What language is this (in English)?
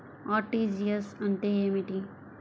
Telugu